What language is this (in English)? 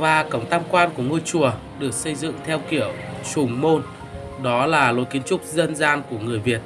Vietnamese